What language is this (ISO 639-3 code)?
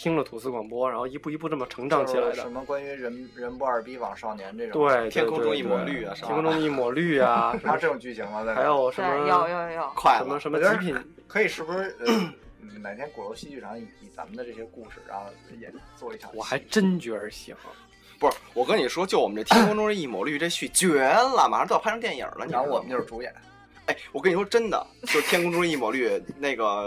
zho